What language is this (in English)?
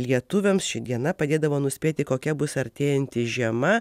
Lithuanian